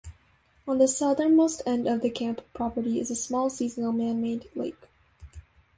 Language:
English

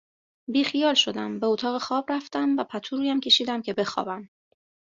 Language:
Persian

